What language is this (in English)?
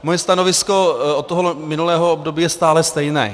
Czech